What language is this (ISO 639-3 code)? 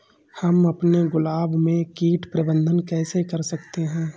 hin